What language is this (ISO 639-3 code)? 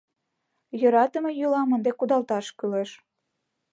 chm